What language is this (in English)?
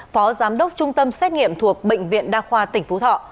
Vietnamese